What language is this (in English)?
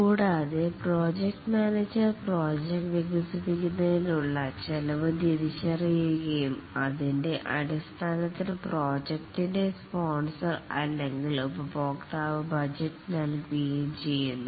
Malayalam